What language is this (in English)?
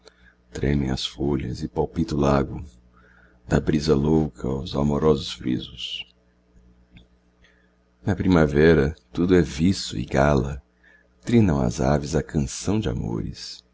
Portuguese